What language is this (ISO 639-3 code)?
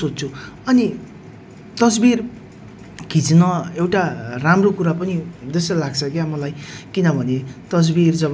nep